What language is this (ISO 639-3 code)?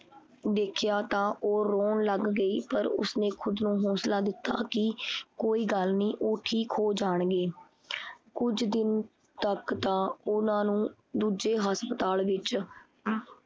pan